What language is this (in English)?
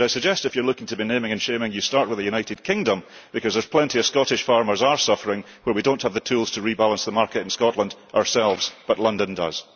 English